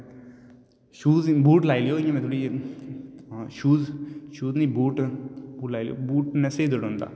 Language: Dogri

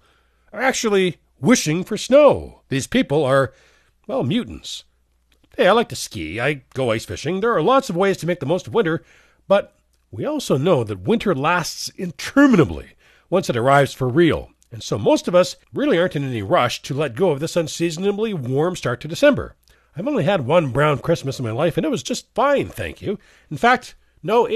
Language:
English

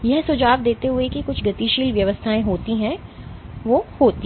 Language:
Hindi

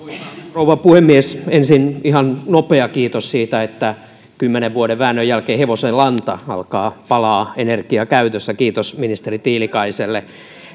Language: Finnish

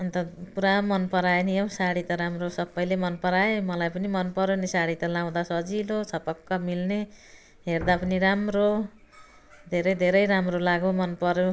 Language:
Nepali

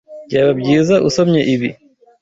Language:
Kinyarwanda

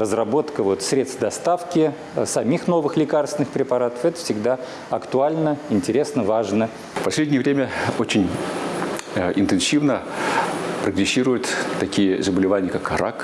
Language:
Russian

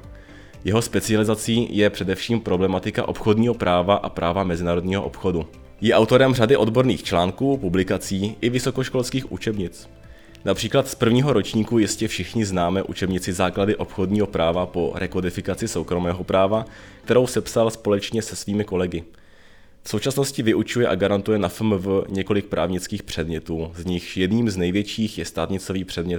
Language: Czech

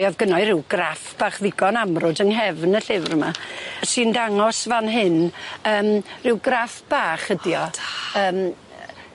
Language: Welsh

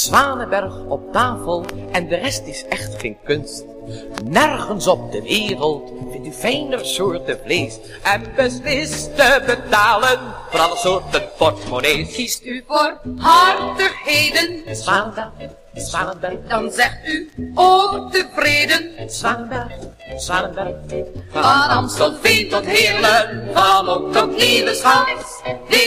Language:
Dutch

